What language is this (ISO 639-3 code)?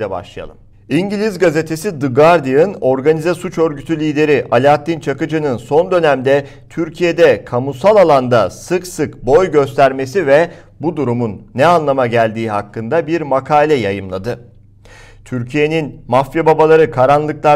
tur